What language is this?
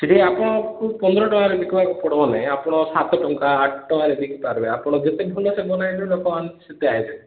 Odia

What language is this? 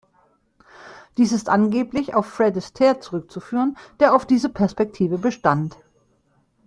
German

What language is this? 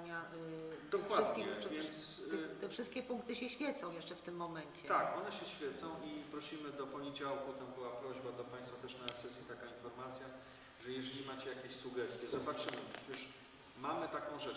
Polish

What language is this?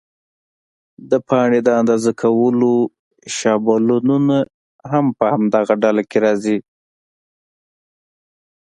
Pashto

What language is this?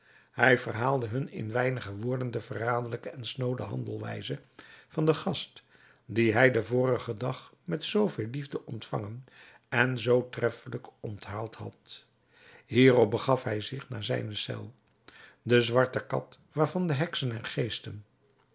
Dutch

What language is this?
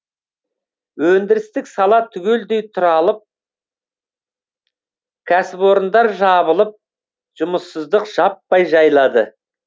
Kazakh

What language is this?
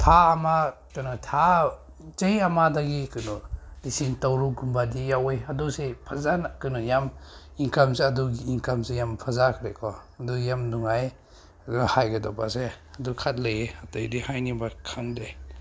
Manipuri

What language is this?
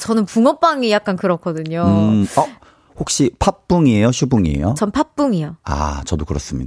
Korean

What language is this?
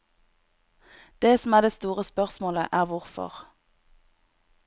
Norwegian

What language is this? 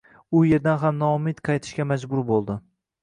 Uzbek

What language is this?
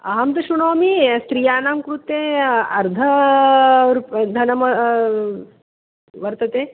Sanskrit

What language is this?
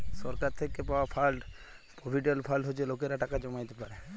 Bangla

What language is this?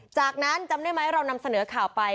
Thai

